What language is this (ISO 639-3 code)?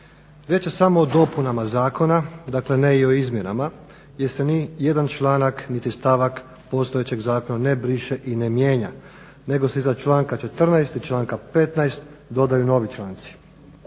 hrv